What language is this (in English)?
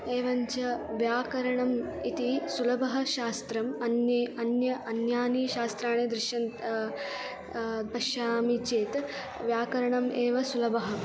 Sanskrit